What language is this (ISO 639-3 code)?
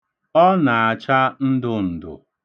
ibo